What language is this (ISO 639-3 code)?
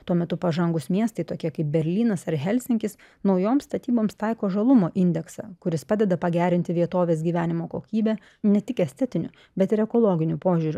lit